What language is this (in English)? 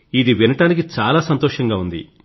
Telugu